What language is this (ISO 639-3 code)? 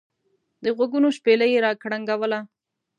pus